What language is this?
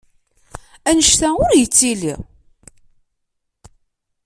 Kabyle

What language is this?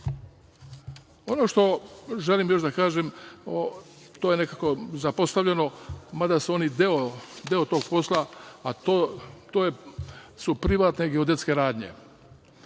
Serbian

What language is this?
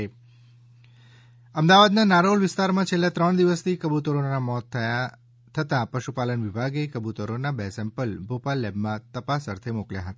Gujarati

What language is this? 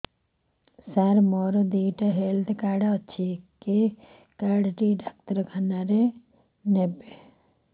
Odia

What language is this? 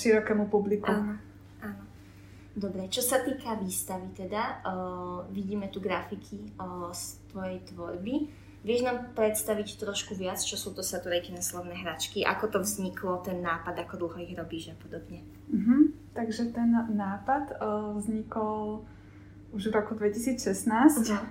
Slovak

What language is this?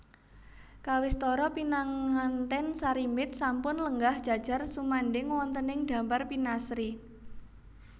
Javanese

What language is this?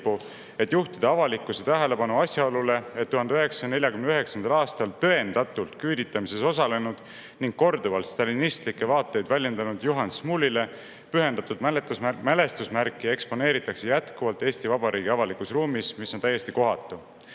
Estonian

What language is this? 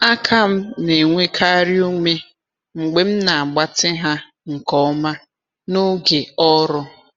Igbo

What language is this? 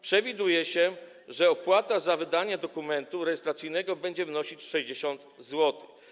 Polish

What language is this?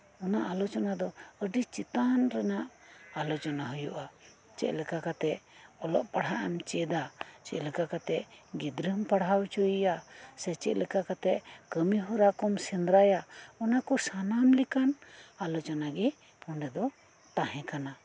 Santali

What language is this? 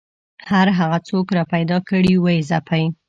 Pashto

